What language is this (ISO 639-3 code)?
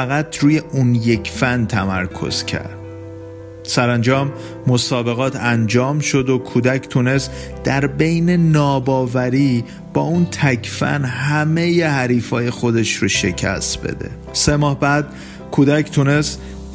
fas